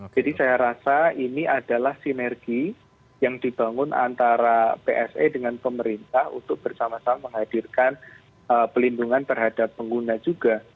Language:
Indonesian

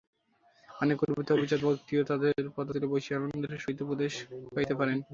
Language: Bangla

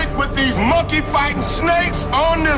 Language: English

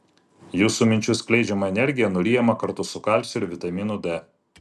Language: Lithuanian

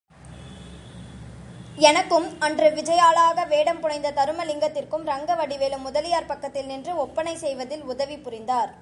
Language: Tamil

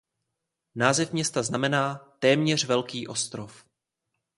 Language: Czech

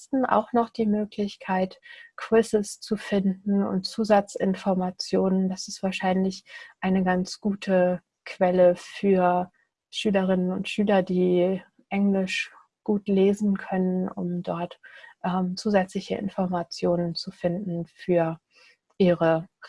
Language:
German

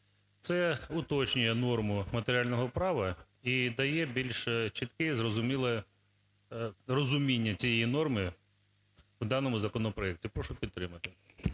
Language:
Ukrainian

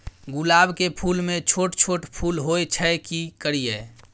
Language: Maithili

